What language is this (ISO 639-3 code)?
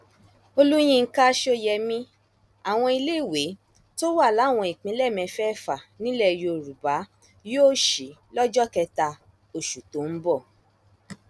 yor